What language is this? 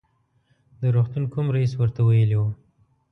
Pashto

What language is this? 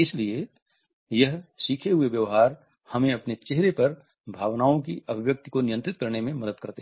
Hindi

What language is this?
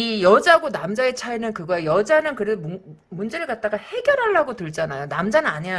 Korean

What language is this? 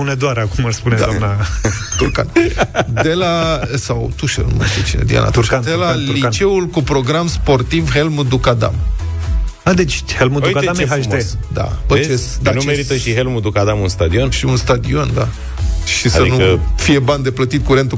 Romanian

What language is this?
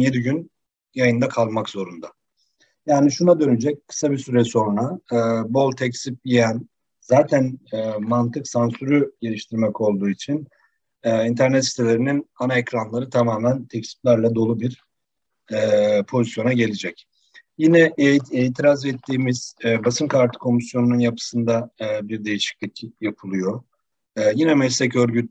Turkish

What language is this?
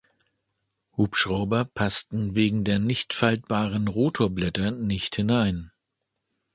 German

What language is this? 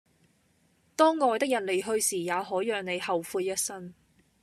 Cantonese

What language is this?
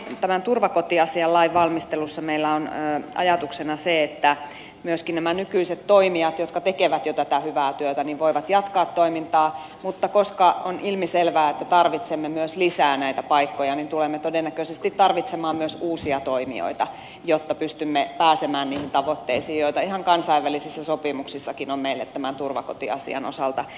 Finnish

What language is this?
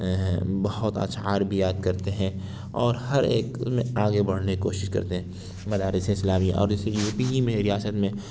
Urdu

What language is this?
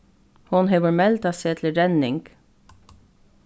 Faroese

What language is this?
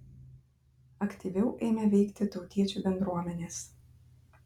Lithuanian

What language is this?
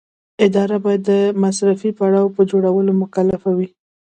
Pashto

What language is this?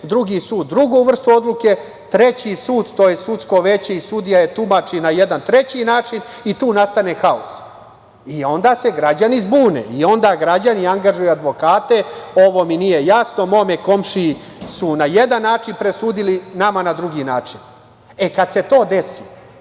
Serbian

